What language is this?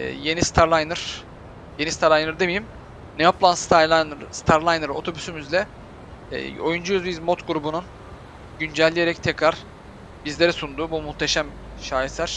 Turkish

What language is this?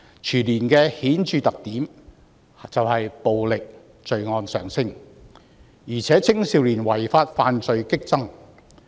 Cantonese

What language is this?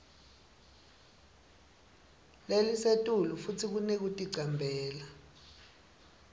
Swati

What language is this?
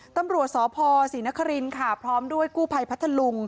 Thai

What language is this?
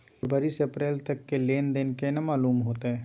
Maithili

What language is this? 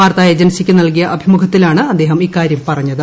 Malayalam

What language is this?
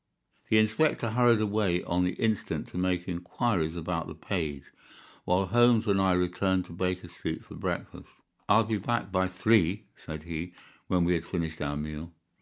English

